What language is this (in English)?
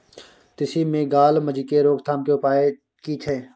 Maithili